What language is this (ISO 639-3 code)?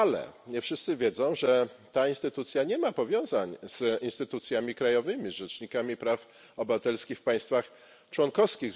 pol